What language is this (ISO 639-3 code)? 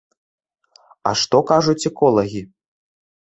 bel